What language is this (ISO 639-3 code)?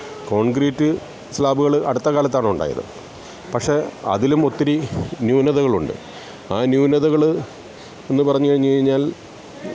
mal